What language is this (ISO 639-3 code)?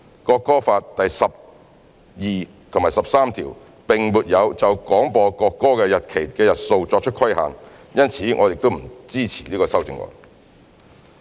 yue